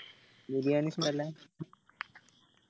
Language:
Malayalam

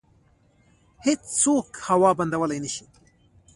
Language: Pashto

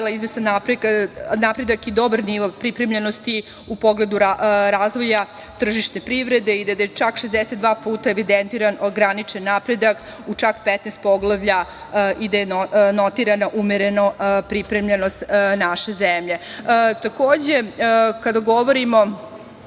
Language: Serbian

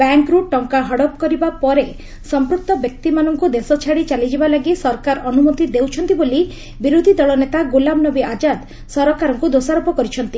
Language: Odia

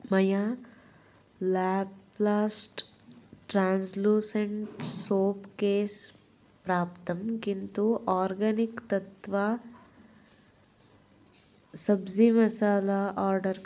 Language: Sanskrit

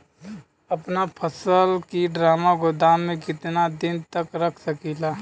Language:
Bhojpuri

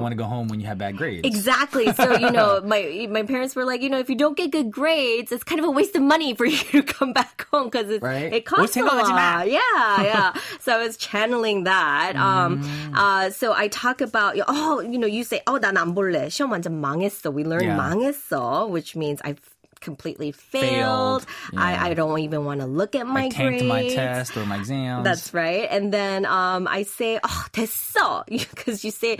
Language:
English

